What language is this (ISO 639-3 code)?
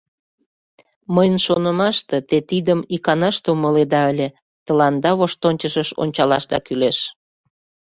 chm